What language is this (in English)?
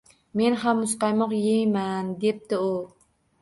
Uzbek